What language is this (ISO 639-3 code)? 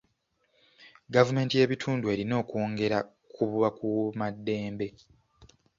lug